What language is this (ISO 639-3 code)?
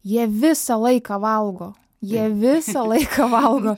lit